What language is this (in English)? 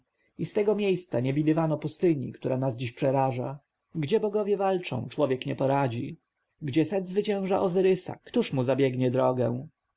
Polish